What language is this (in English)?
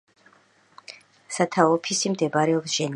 Georgian